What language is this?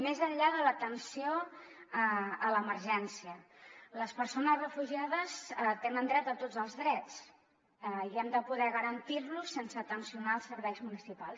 Catalan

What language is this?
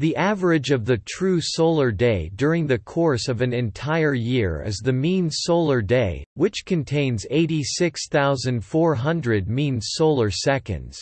English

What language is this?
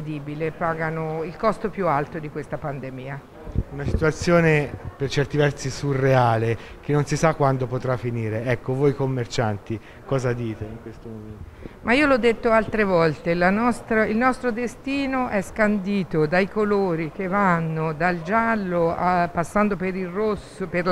Italian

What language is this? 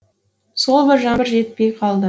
Kazakh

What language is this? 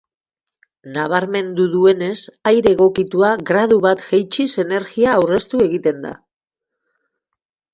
Basque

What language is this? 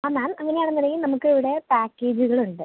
Malayalam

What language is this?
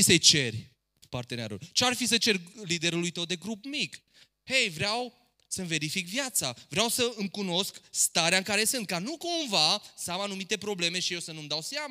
Romanian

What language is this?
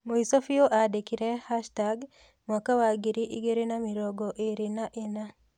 Kikuyu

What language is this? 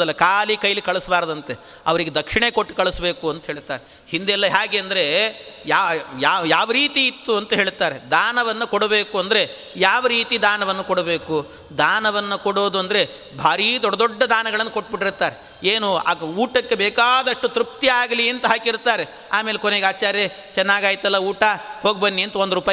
Kannada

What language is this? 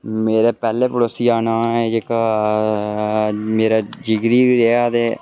Dogri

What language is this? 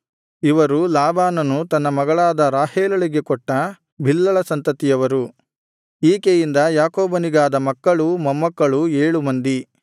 Kannada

